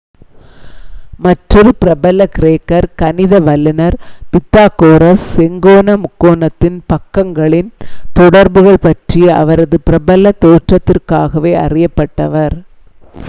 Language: Tamil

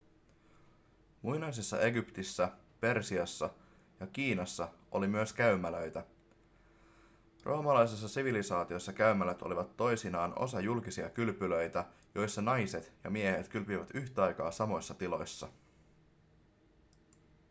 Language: Finnish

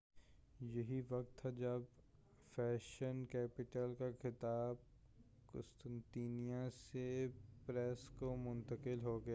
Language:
Urdu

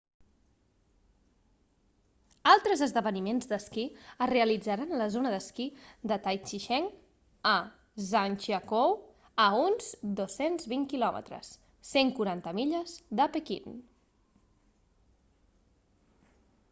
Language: Catalan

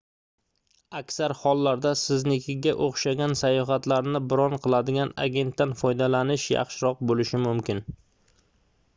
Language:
Uzbek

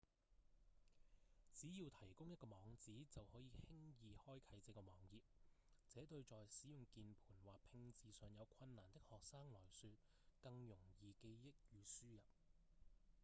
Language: Cantonese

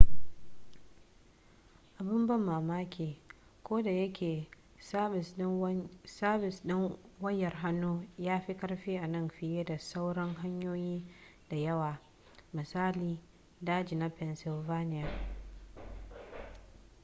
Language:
Hausa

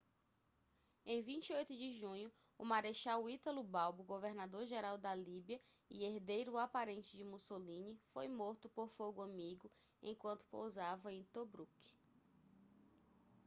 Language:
Portuguese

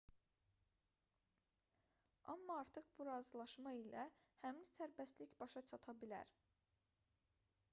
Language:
Azerbaijani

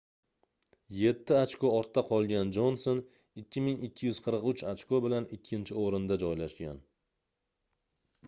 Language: Uzbek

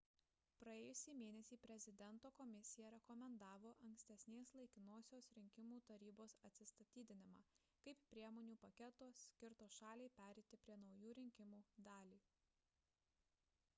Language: Lithuanian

